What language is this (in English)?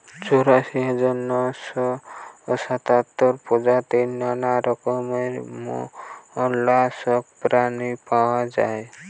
Bangla